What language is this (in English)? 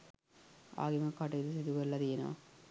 Sinhala